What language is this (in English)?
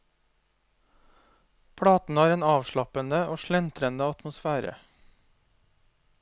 Norwegian